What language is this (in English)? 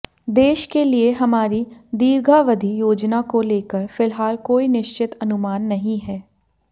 Hindi